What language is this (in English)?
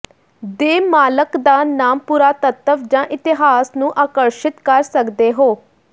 Punjabi